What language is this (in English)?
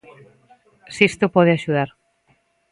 Galician